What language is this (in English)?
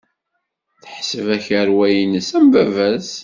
Kabyle